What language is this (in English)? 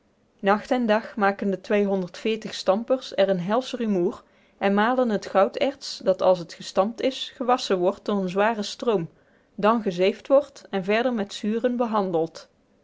Dutch